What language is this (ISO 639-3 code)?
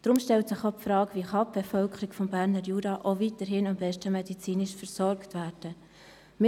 gsw